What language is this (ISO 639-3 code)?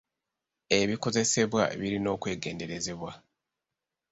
lug